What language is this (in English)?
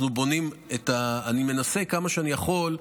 Hebrew